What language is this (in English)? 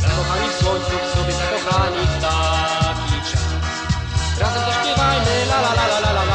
Polish